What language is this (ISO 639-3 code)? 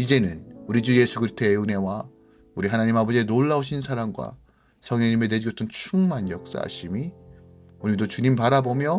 kor